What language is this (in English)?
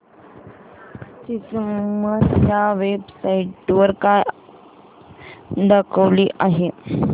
Marathi